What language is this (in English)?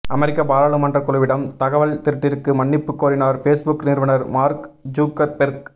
Tamil